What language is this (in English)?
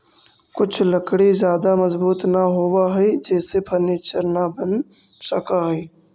Magahi